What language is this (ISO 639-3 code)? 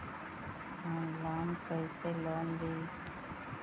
mag